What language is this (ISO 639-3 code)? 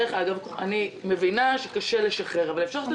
heb